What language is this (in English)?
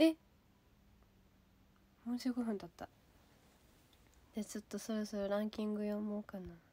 Japanese